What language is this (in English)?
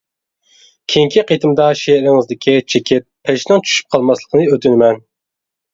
Uyghur